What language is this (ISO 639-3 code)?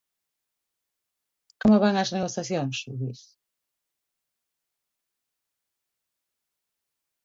glg